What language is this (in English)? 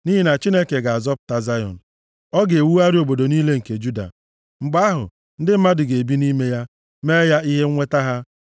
Igbo